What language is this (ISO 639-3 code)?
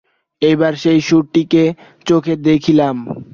ben